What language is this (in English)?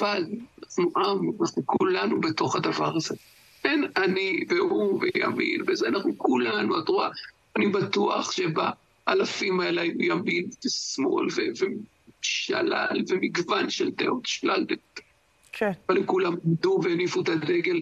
Hebrew